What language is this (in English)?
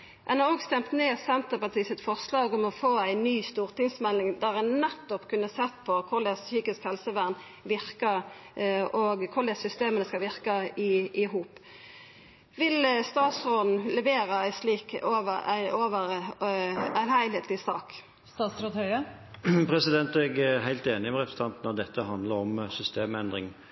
Norwegian